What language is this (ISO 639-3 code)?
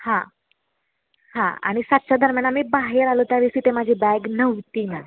mar